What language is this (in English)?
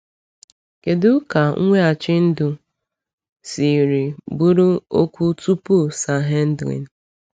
Igbo